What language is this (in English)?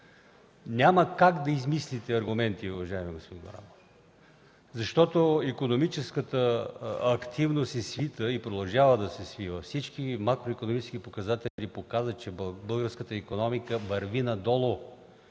Bulgarian